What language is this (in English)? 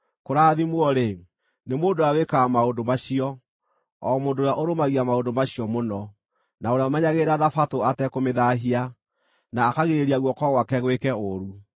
Kikuyu